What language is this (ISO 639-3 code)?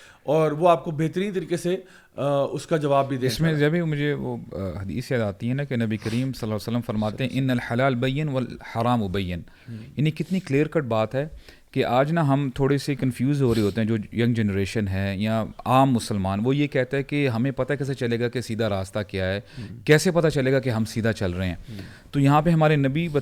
urd